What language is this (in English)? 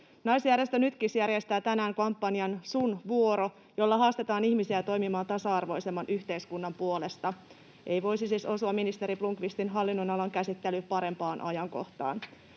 Finnish